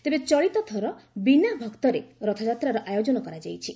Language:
Odia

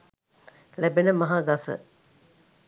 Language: Sinhala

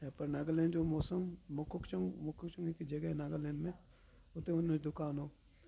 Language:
Sindhi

